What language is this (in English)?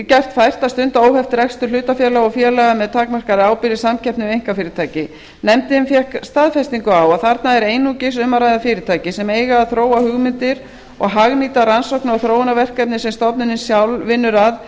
Icelandic